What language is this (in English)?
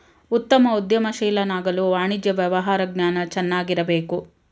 Kannada